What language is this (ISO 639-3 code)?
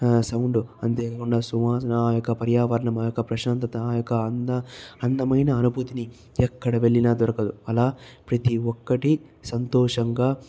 tel